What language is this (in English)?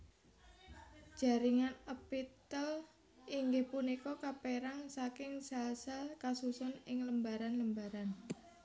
Javanese